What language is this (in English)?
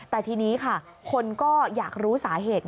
Thai